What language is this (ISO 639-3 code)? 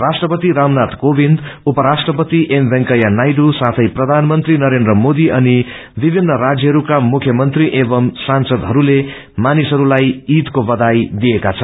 nep